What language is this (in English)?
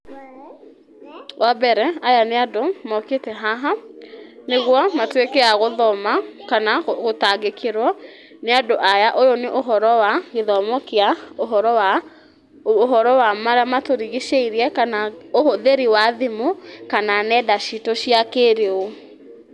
Kikuyu